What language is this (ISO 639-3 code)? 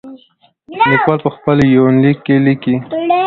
pus